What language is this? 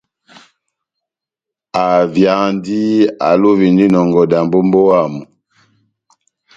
Batanga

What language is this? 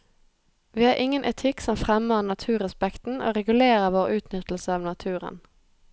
Norwegian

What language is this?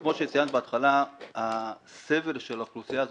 Hebrew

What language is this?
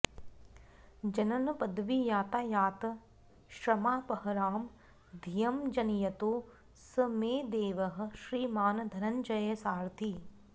Sanskrit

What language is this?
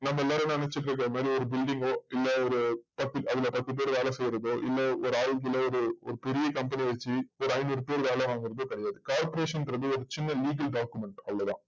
Tamil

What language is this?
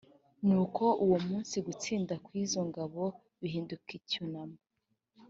Kinyarwanda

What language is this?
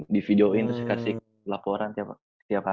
Indonesian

